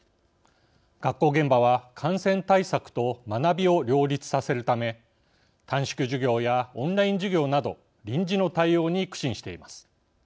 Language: Japanese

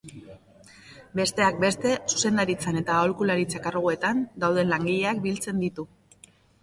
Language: Basque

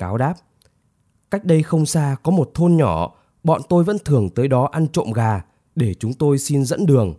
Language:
Vietnamese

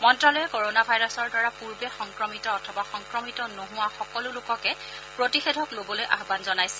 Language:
Assamese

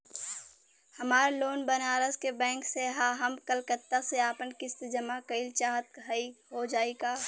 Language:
Bhojpuri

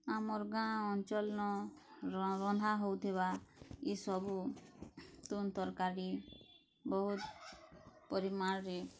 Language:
Odia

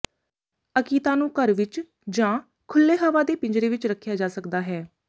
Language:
Punjabi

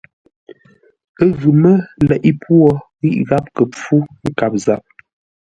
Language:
Ngombale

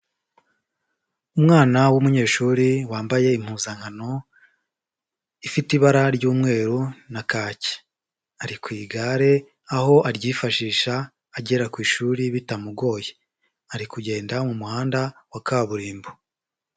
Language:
Kinyarwanda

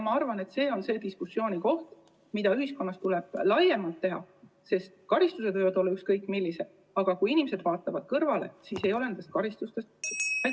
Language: Estonian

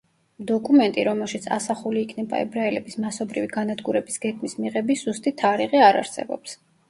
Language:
Georgian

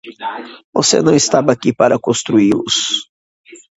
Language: Portuguese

